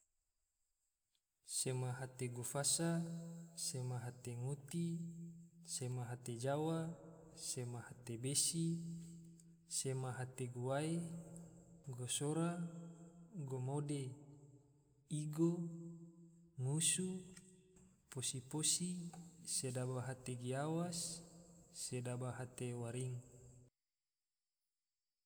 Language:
Tidore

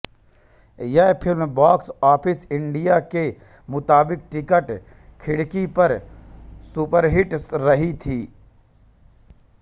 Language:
Hindi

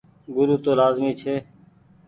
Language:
Goaria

